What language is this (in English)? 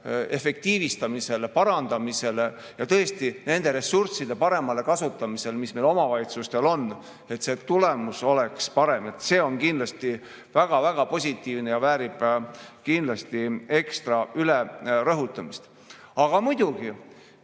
Estonian